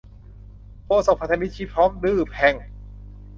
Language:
Thai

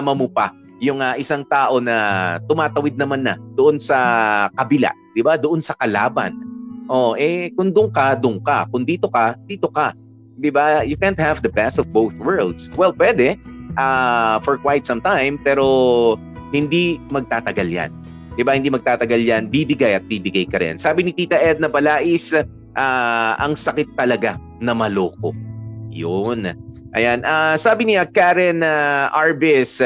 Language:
Filipino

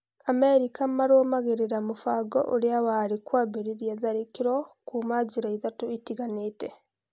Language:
Kikuyu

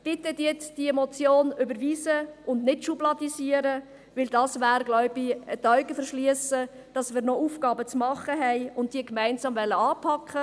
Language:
Swiss German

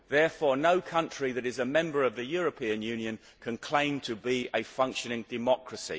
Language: English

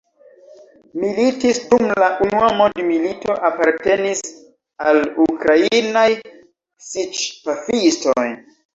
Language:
Esperanto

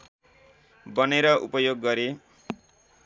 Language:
Nepali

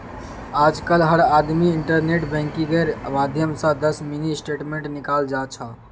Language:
Magahi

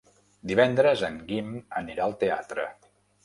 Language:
Catalan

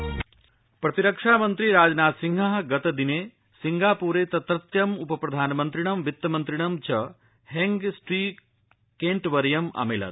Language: Sanskrit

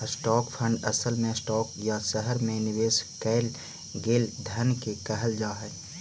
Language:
Magahi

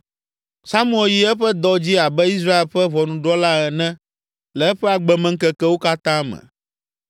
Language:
Ewe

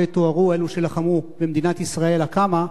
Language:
Hebrew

